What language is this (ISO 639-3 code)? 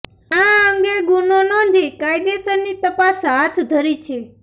guj